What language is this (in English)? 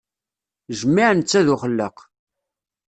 Kabyle